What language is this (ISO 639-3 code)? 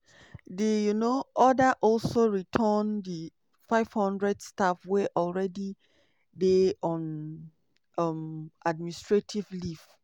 pcm